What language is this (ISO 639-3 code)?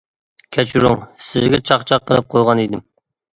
uig